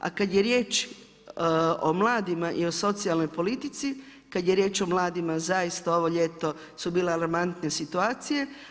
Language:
Croatian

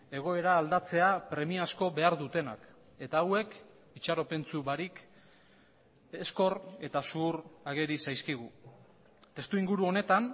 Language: Basque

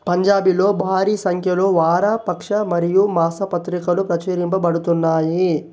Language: Telugu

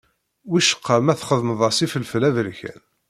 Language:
Kabyle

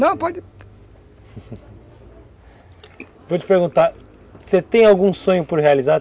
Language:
Portuguese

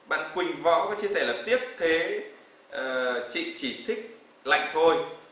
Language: Vietnamese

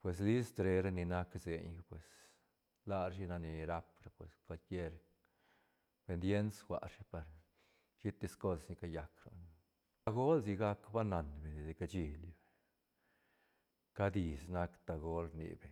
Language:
Santa Catarina Albarradas Zapotec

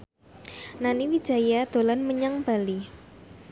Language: Javanese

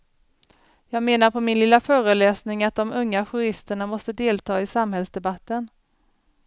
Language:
Swedish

